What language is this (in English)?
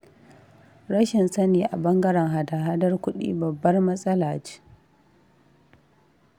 Hausa